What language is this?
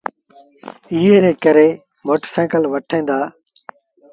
Sindhi Bhil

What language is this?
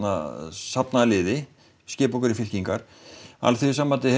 Icelandic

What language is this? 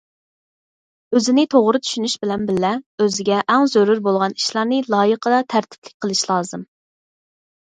Uyghur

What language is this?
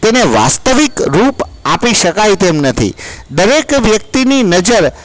Gujarati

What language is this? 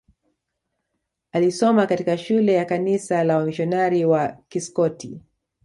Swahili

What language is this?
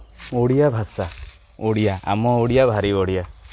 Odia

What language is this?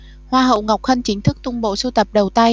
Vietnamese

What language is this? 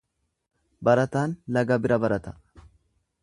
Oromo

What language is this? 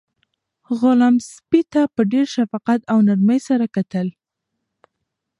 Pashto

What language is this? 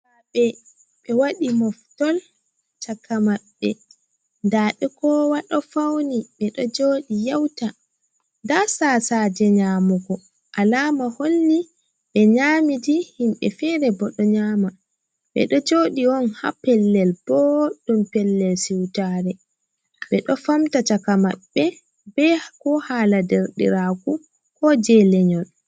Fula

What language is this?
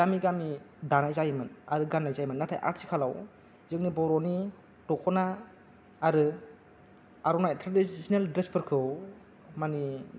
Bodo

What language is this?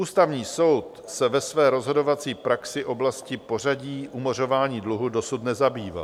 Czech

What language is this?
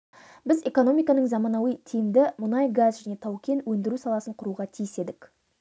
Kazakh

